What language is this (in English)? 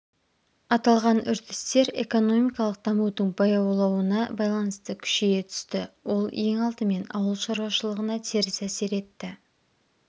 Kazakh